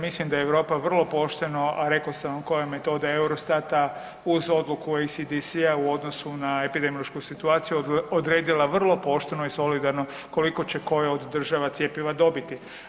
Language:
Croatian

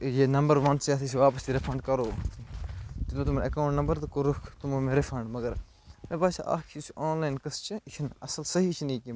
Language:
Kashmiri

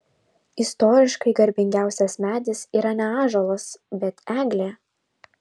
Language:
Lithuanian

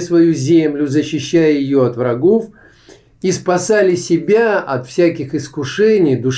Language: Russian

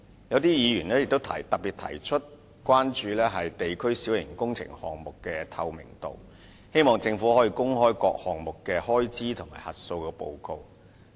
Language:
Cantonese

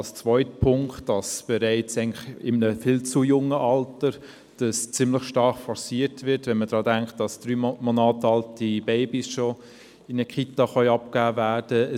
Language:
Swiss German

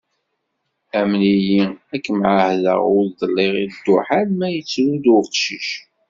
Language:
Kabyle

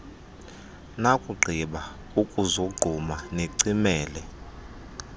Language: Xhosa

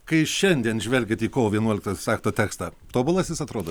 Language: Lithuanian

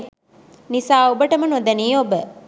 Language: Sinhala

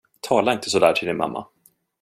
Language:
Swedish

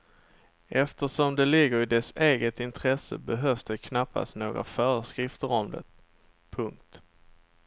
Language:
Swedish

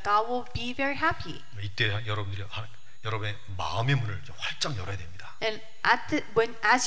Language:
Korean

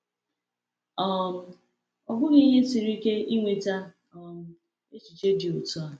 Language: Igbo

